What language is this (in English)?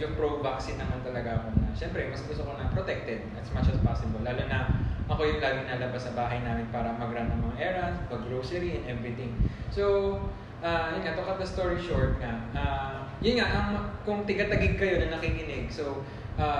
Filipino